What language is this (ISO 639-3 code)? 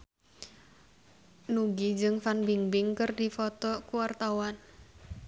sun